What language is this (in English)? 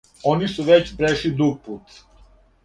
Serbian